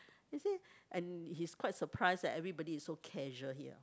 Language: English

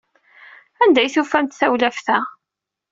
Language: Kabyle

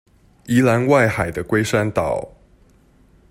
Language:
Chinese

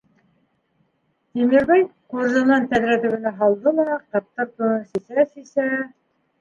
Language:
Bashkir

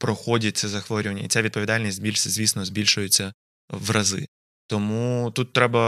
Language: Ukrainian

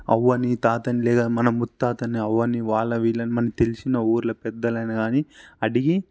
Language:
Telugu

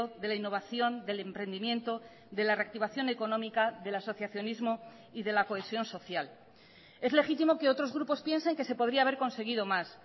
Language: Spanish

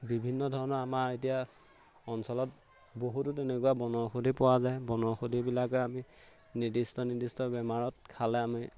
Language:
Assamese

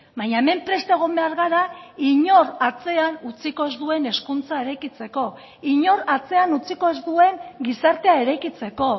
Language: Basque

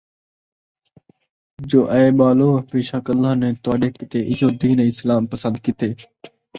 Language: Saraiki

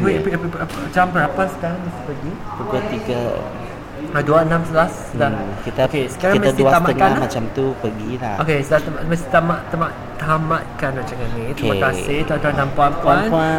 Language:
Malay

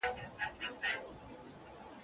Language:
Pashto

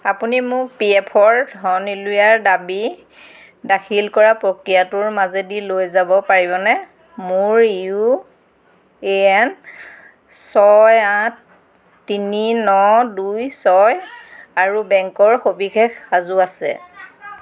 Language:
Assamese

